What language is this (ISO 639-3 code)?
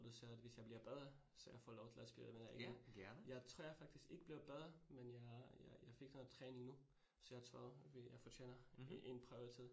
dan